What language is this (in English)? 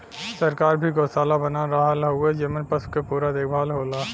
Bhojpuri